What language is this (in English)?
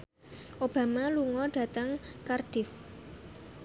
Javanese